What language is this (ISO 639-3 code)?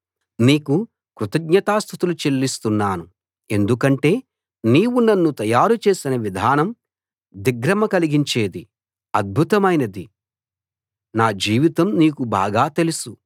tel